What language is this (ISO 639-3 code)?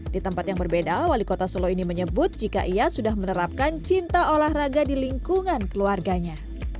ind